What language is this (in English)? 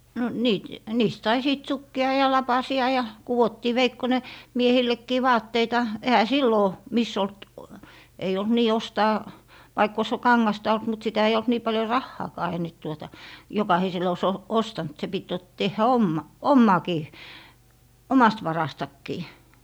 Finnish